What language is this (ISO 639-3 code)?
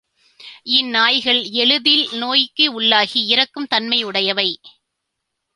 tam